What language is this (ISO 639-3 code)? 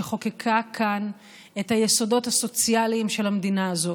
heb